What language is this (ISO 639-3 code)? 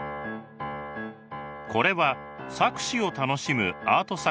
jpn